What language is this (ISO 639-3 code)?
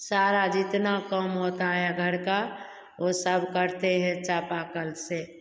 hin